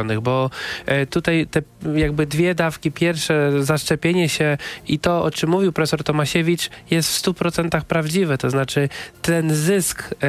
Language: Polish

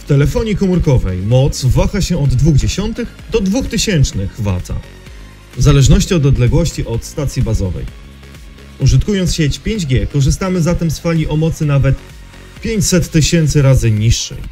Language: Polish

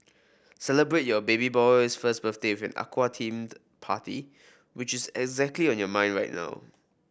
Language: English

